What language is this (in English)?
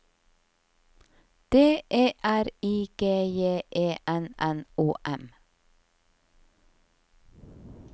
Norwegian